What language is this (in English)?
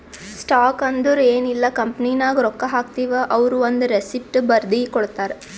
Kannada